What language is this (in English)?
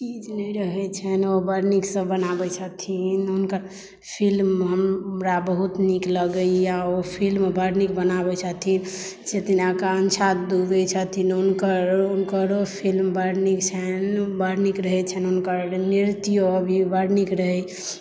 Maithili